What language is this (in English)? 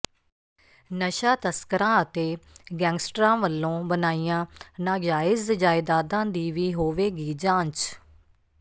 Punjabi